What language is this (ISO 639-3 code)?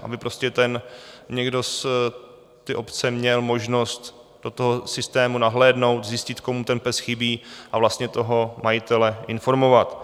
ces